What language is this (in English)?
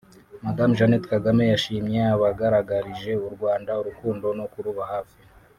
Kinyarwanda